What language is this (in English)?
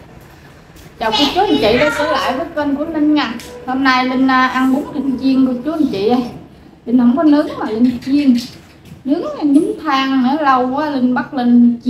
Vietnamese